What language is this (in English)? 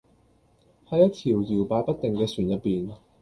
Cantonese